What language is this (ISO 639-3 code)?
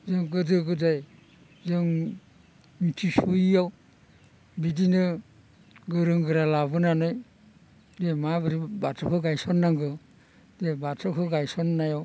brx